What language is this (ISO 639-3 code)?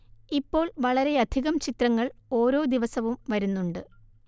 mal